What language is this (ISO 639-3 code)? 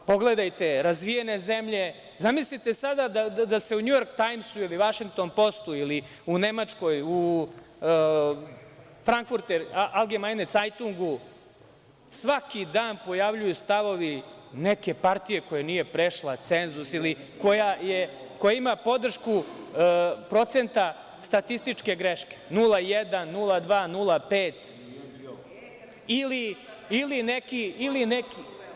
srp